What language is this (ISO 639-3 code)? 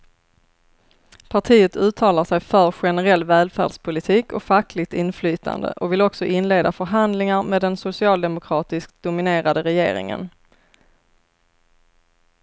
swe